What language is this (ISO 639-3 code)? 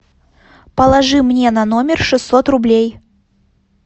rus